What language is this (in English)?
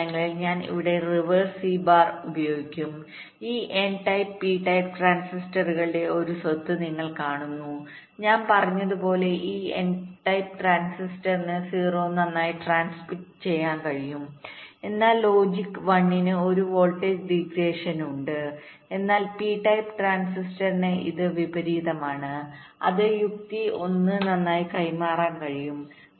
Malayalam